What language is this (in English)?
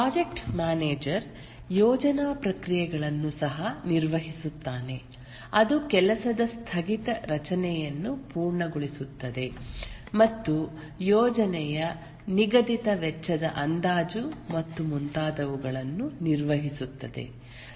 Kannada